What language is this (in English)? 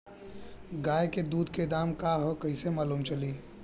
Bhojpuri